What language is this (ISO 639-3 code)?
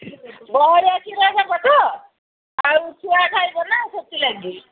ori